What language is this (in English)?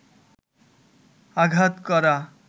Bangla